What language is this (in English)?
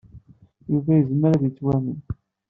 Kabyle